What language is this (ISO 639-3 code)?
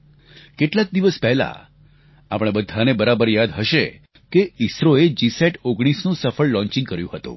guj